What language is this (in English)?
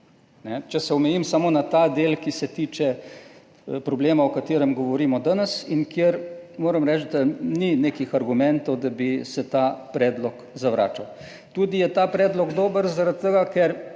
Slovenian